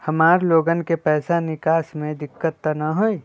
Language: Magahi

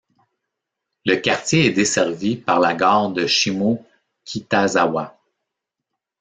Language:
French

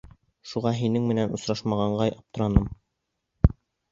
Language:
Bashkir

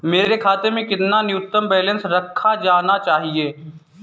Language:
Hindi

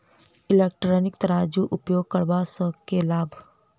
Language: Maithili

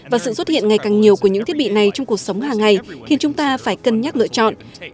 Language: Vietnamese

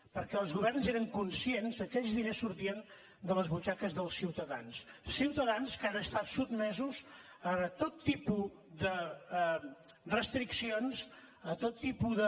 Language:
Catalan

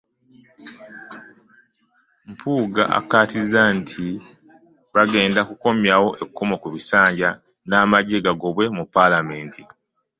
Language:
Ganda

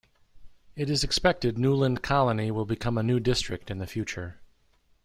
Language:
English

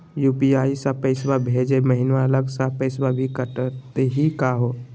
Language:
Magahi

